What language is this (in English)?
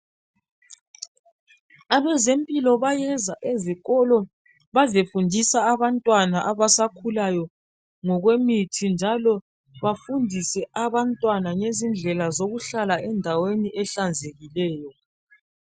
North Ndebele